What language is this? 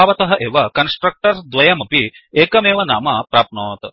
Sanskrit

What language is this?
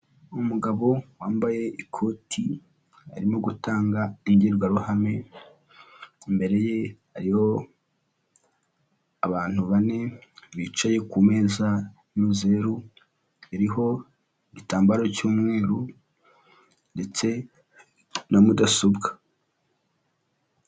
Kinyarwanda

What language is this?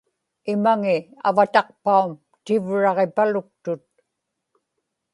Inupiaq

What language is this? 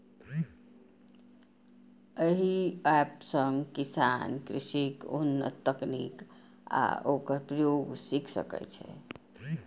Maithili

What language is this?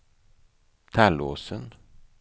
Swedish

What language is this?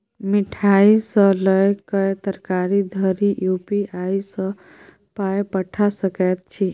Maithili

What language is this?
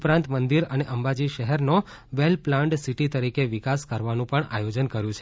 Gujarati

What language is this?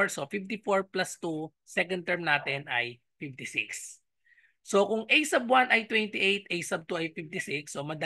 Filipino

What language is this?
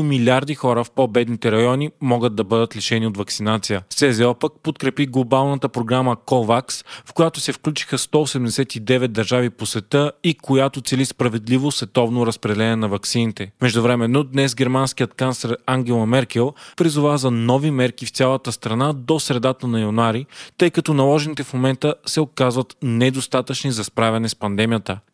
Bulgarian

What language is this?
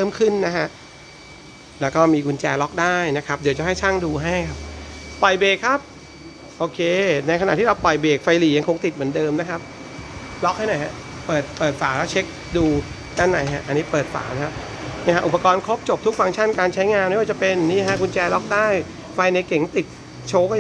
Thai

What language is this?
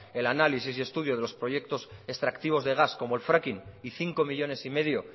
Spanish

